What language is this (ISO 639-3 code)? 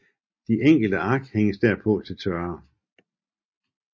dan